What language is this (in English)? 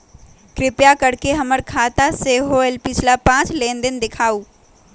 Magahi